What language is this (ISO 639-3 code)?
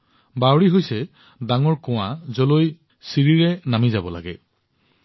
asm